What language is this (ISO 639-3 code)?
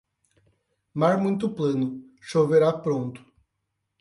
por